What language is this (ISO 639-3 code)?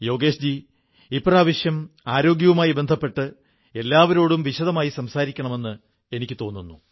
mal